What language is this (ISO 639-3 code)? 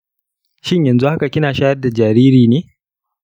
hau